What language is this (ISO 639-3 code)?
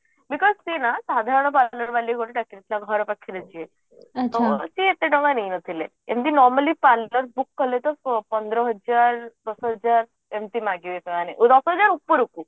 ori